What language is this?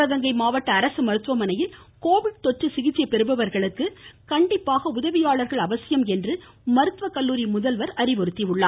Tamil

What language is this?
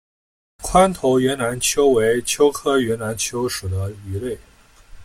Chinese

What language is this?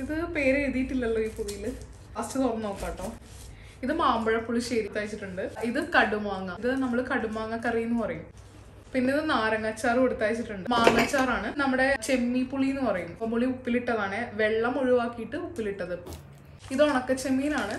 Malayalam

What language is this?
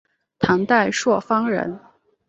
Chinese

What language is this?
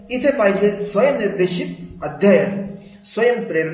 Marathi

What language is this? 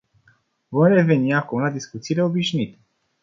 Romanian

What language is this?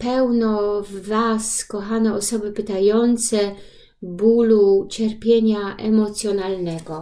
Polish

